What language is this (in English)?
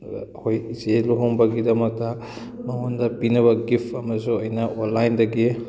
Manipuri